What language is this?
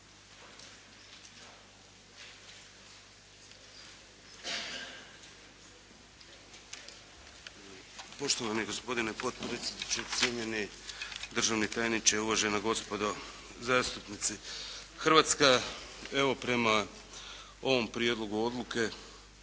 Croatian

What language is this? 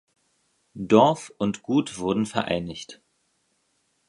German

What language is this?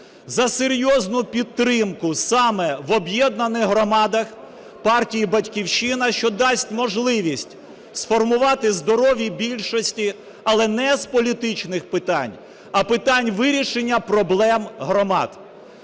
Ukrainian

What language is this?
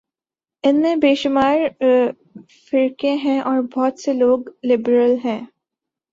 Urdu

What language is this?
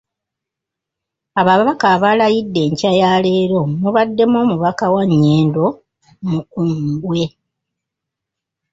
Ganda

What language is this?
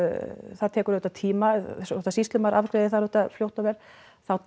Icelandic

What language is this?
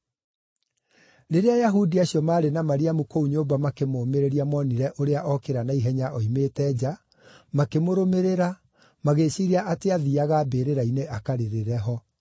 Kikuyu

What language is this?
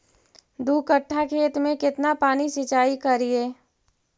Magahi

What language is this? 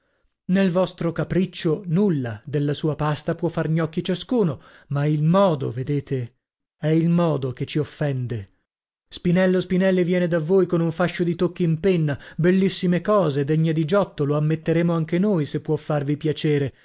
Italian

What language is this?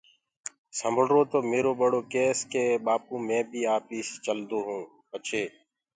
Gurgula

